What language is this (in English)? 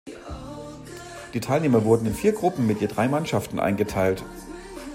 German